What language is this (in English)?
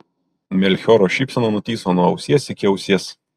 Lithuanian